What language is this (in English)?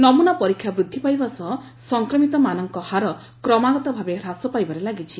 Odia